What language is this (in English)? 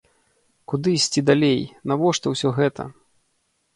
Belarusian